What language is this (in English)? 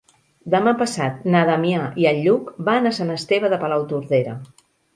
Catalan